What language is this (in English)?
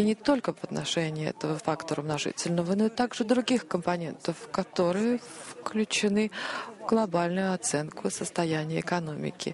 Russian